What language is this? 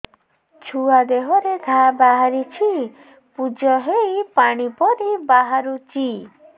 Odia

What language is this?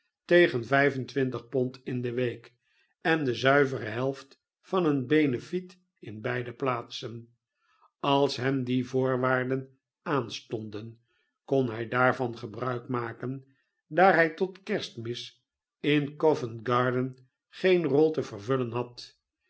Dutch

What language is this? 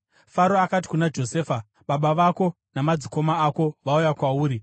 Shona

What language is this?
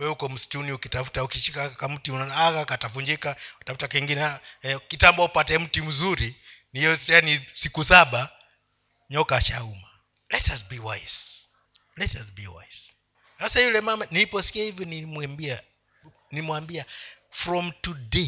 Swahili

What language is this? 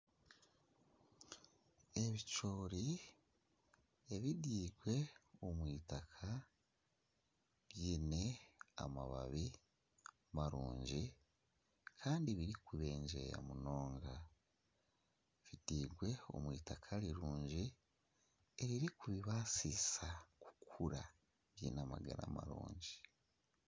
Nyankole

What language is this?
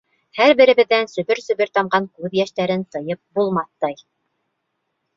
Bashkir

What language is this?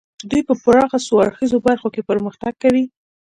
Pashto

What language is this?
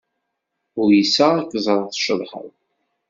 Kabyle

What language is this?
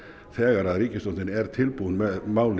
Icelandic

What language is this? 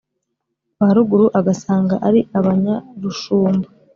Kinyarwanda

